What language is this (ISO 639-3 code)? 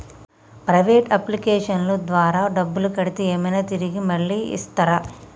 tel